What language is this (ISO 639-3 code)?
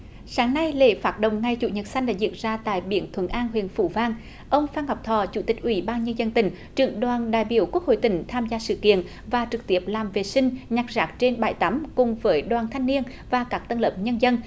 vie